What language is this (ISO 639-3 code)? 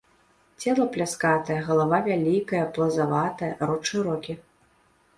bel